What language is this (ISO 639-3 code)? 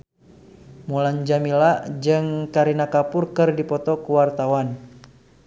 sun